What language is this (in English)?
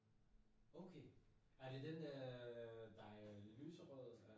Danish